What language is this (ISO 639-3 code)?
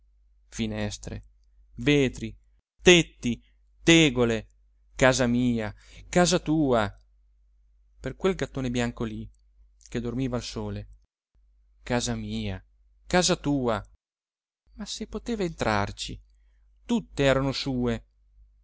ita